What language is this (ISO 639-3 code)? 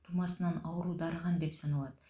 kaz